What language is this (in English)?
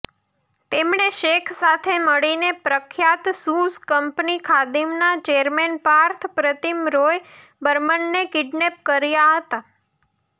Gujarati